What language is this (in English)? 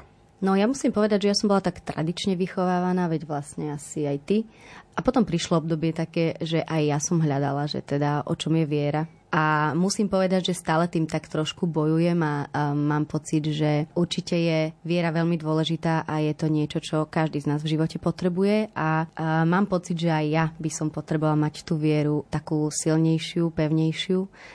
Slovak